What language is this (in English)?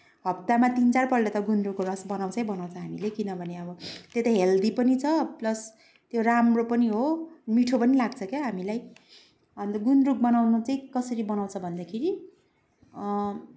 Nepali